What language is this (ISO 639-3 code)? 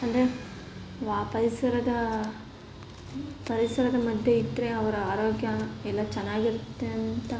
kan